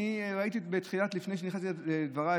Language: Hebrew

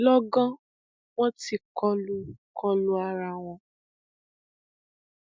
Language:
Yoruba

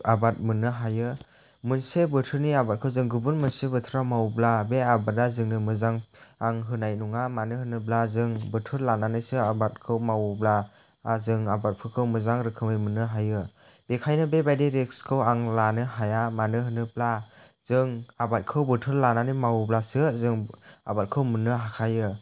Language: Bodo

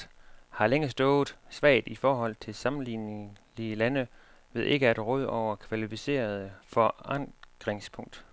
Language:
Danish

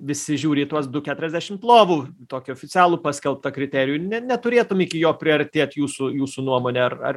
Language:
Lithuanian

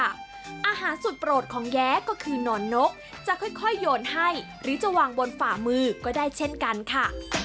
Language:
Thai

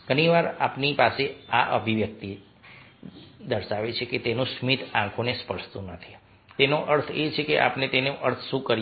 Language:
Gujarati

